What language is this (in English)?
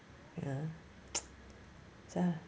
English